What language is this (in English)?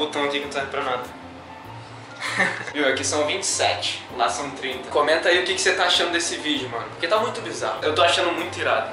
Portuguese